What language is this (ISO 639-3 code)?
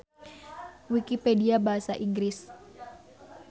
sun